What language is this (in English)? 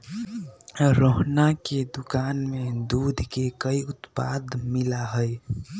Magahi